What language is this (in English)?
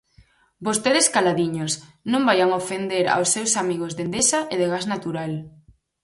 Galician